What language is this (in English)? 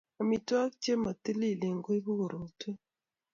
Kalenjin